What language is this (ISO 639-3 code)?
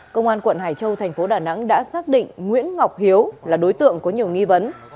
vie